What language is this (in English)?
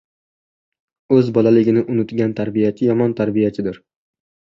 Uzbek